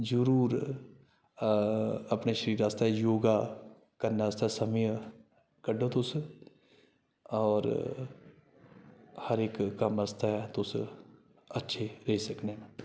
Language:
Dogri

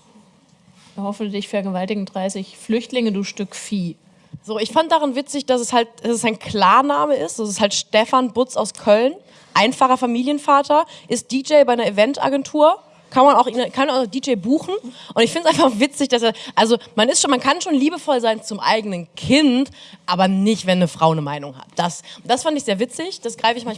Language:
German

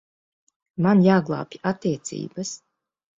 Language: Latvian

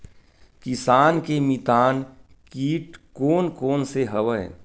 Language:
Chhattisgarhi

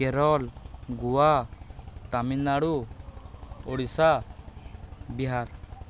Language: Odia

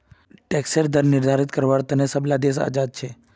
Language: Magahi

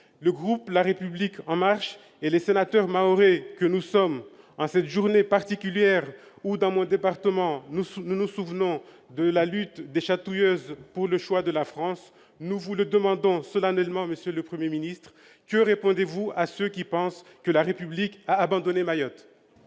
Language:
French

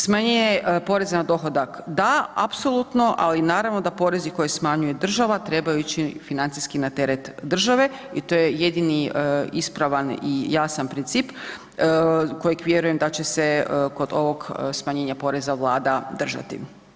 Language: Croatian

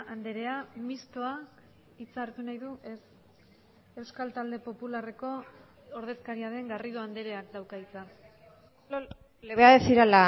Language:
Basque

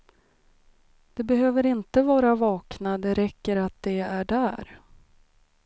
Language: Swedish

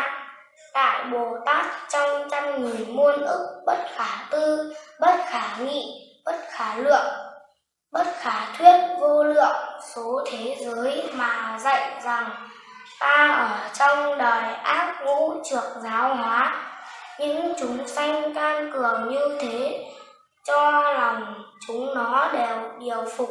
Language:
Vietnamese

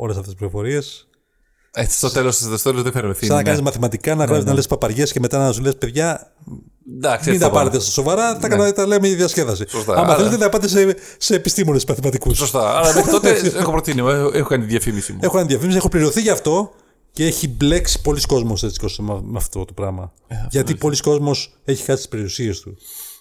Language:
Greek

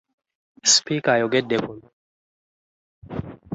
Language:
Ganda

